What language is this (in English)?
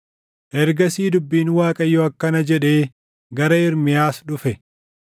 Oromo